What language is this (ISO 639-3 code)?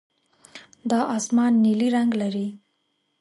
pus